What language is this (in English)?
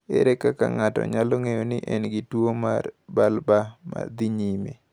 Luo (Kenya and Tanzania)